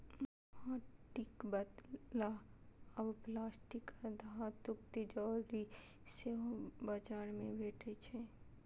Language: Maithili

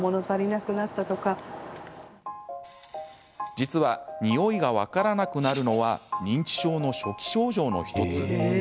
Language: Japanese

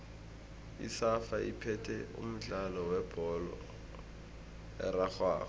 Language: South Ndebele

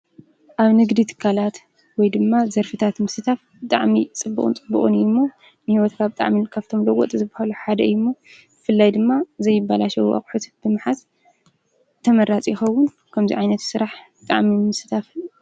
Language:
Tigrinya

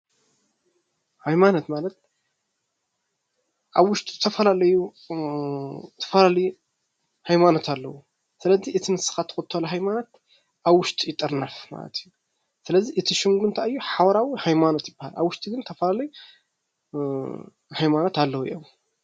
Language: Tigrinya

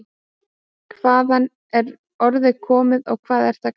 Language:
Icelandic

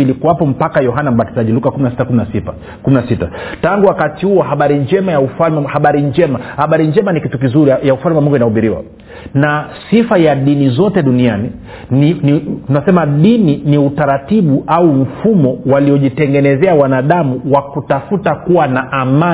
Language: Swahili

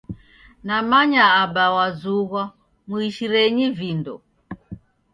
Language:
Taita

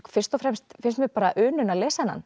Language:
Icelandic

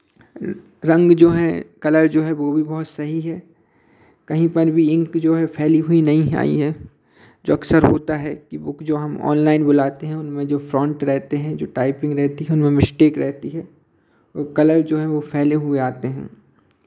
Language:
Hindi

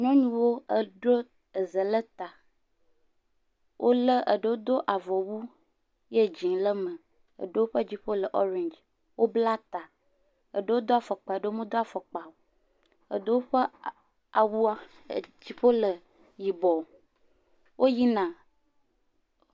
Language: Ewe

